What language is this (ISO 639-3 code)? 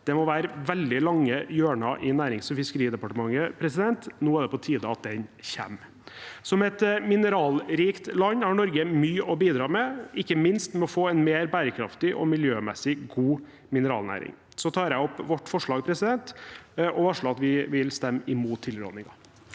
nor